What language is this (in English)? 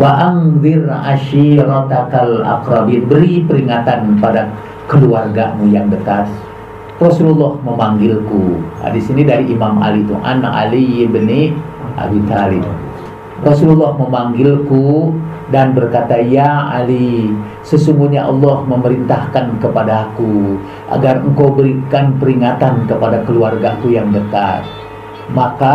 Indonesian